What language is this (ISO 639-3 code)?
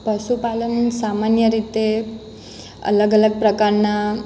guj